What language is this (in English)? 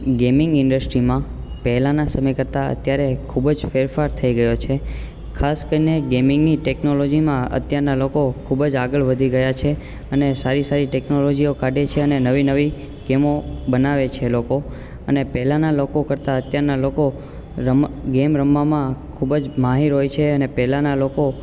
Gujarati